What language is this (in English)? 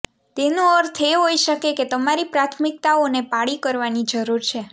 Gujarati